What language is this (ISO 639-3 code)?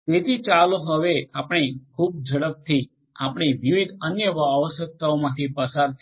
guj